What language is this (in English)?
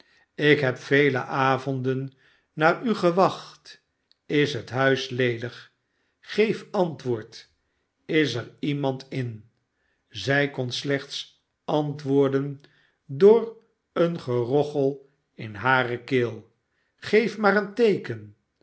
Dutch